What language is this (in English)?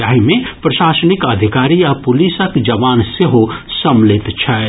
Maithili